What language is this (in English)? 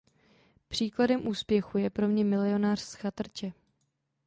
Czech